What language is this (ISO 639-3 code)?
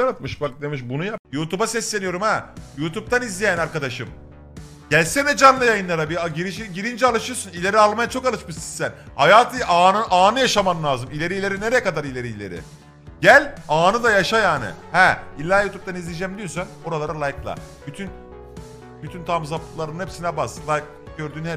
tur